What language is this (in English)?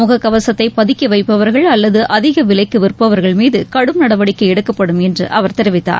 Tamil